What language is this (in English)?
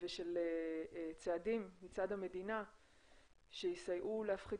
Hebrew